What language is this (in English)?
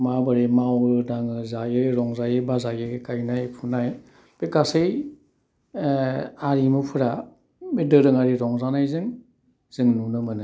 Bodo